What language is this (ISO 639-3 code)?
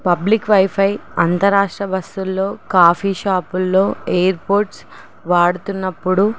tel